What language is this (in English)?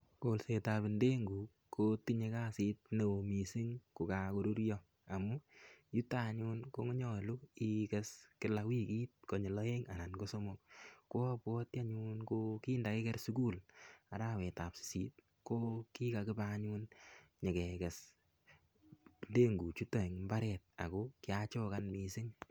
Kalenjin